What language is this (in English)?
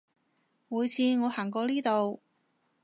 Cantonese